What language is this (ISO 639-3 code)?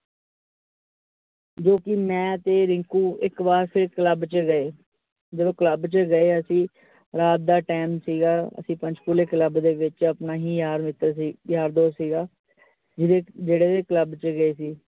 pan